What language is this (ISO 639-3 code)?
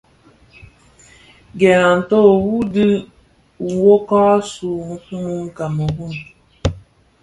ksf